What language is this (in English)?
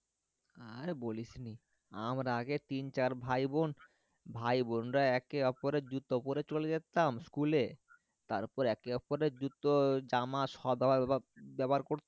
Bangla